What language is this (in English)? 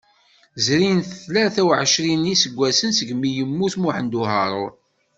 Kabyle